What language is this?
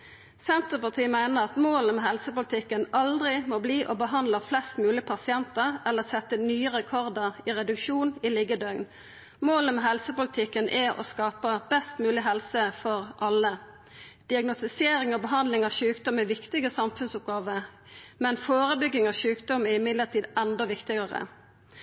Norwegian Nynorsk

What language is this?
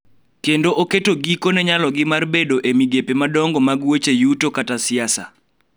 Luo (Kenya and Tanzania)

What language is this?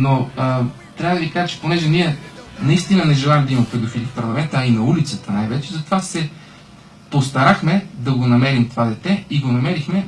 Bulgarian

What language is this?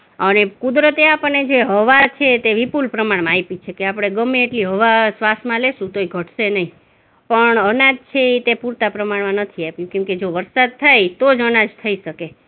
Gujarati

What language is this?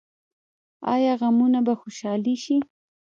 Pashto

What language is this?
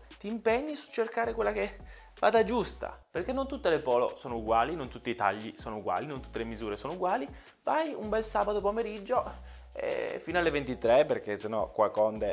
Italian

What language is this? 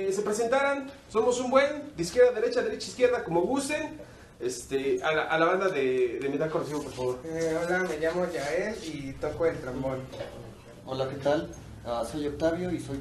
Spanish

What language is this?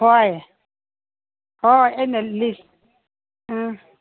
Manipuri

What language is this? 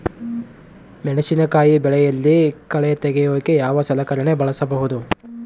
Kannada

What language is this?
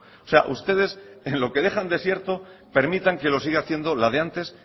Spanish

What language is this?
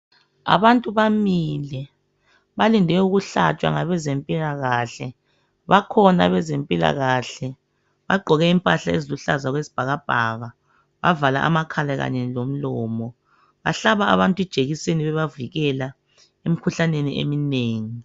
North Ndebele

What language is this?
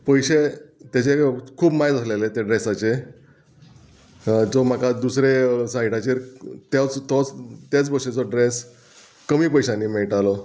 Konkani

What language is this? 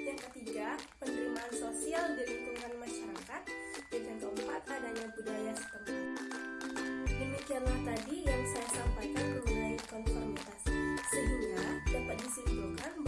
Indonesian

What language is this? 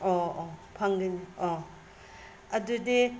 Manipuri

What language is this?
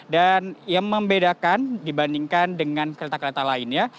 Indonesian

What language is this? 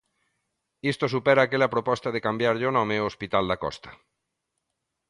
Galician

